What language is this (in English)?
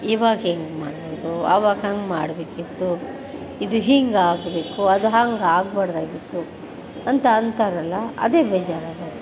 Kannada